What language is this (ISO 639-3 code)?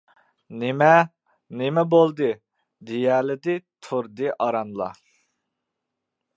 uig